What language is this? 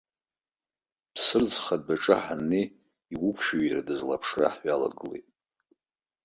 Abkhazian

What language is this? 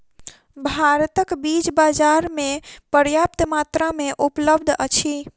Maithili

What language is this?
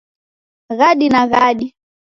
Taita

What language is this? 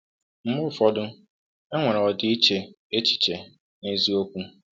Igbo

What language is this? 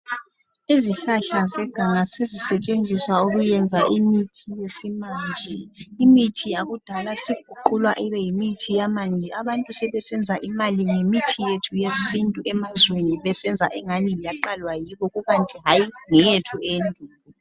North Ndebele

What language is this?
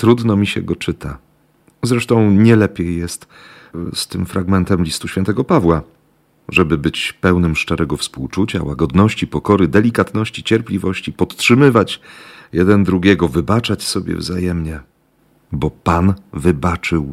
Polish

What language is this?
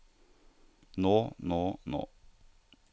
Norwegian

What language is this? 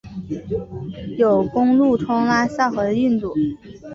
Chinese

